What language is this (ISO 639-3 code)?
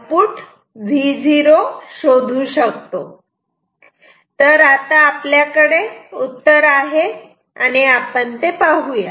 mar